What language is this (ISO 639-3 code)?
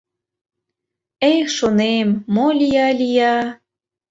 chm